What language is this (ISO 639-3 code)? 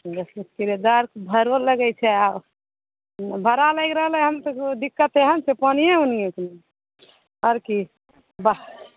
mai